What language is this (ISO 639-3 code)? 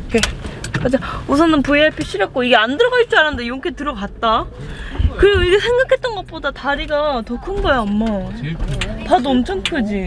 kor